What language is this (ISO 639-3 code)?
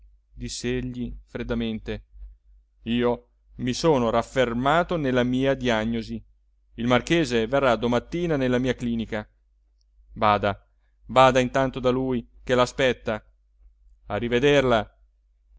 ita